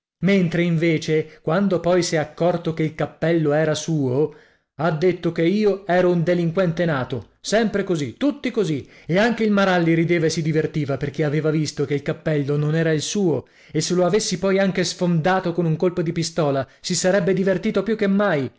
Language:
Italian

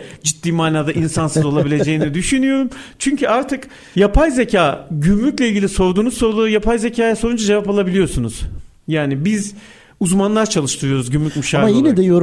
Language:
Turkish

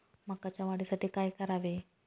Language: Marathi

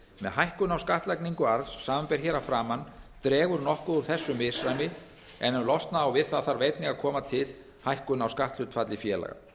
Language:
Icelandic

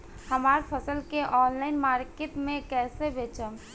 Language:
Bhojpuri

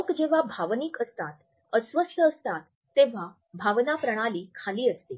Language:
Marathi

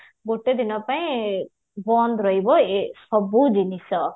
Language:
Odia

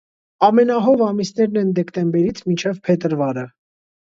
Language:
Armenian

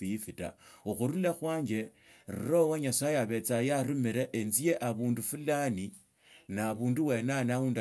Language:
Tsotso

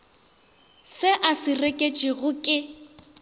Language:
Northern Sotho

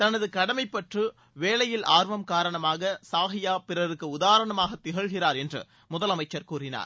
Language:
Tamil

